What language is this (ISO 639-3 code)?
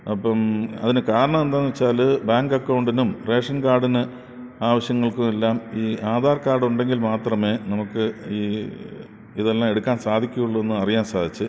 mal